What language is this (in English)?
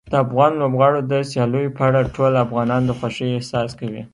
Pashto